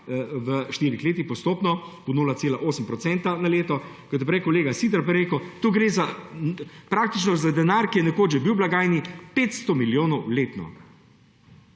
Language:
Slovenian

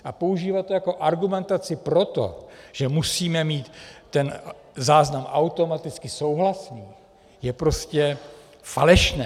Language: Czech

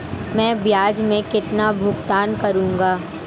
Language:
Hindi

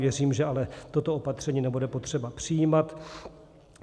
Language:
Czech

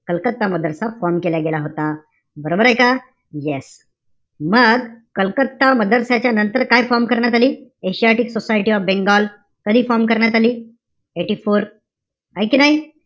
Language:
Marathi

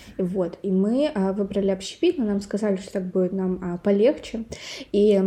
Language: Russian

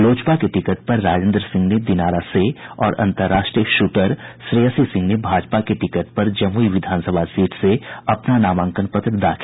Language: Hindi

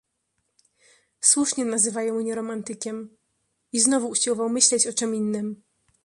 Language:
Polish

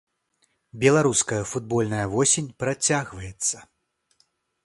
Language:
Belarusian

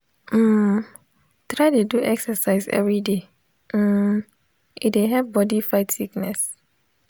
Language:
Nigerian Pidgin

